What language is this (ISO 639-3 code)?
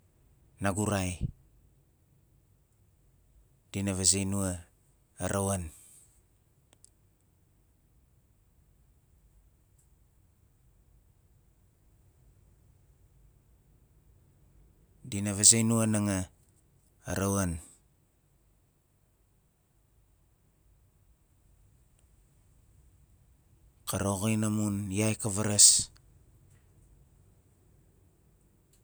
nal